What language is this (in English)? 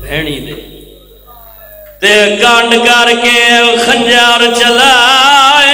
Arabic